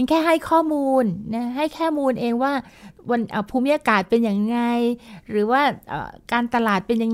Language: Thai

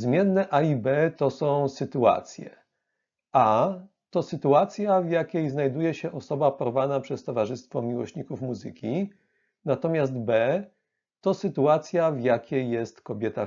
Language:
Polish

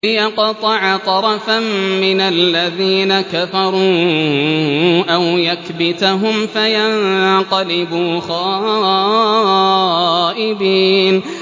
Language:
Arabic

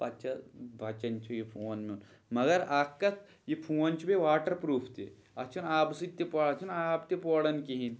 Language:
Kashmiri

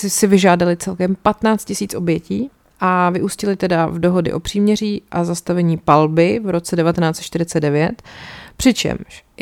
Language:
Czech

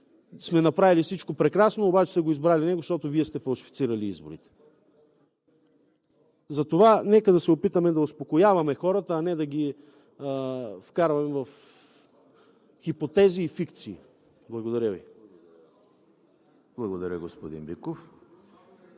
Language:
Bulgarian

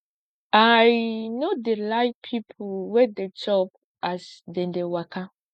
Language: Nigerian Pidgin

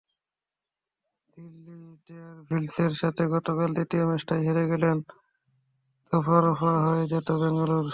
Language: Bangla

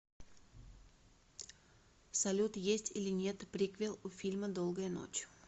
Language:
Russian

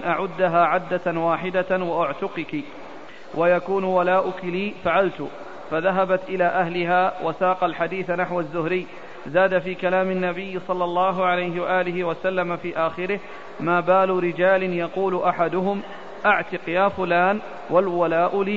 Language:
Arabic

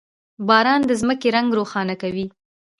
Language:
Pashto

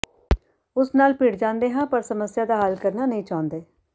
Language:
Punjabi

